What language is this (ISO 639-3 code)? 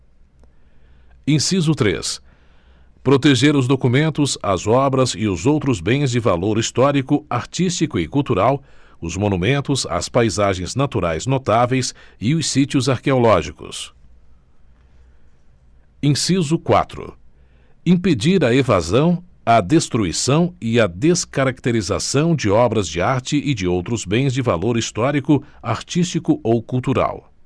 por